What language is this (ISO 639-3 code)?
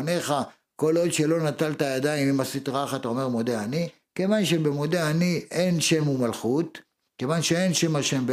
heb